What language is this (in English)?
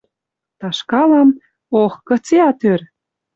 Western Mari